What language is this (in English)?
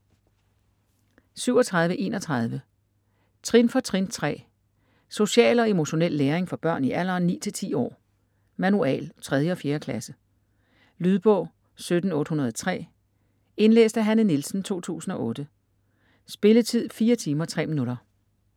Danish